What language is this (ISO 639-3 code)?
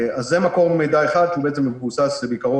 heb